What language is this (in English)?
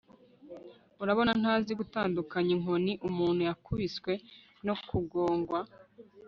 Kinyarwanda